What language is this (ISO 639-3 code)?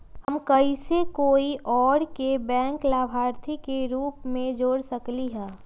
mag